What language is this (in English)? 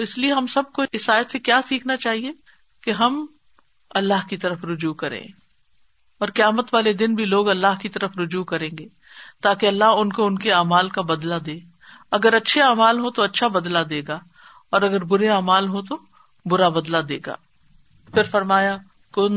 Urdu